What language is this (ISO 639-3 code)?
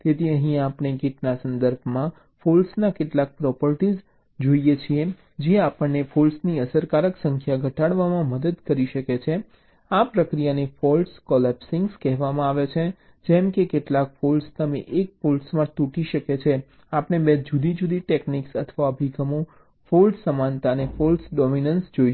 guj